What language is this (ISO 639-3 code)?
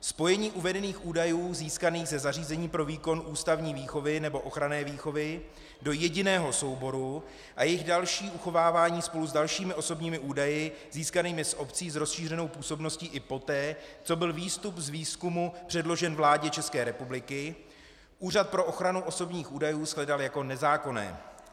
ces